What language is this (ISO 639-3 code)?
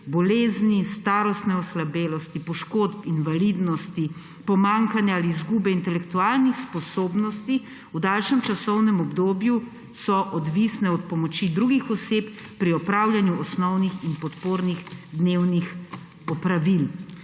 slv